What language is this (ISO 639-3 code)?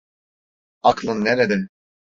tur